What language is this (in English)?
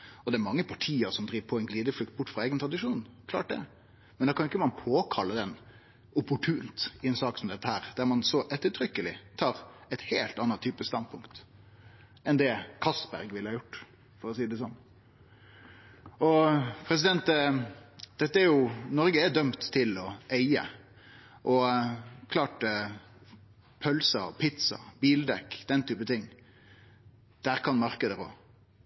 Norwegian Nynorsk